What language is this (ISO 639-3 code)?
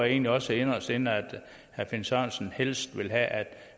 dan